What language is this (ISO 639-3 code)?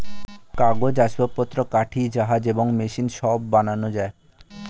ben